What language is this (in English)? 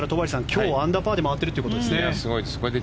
Japanese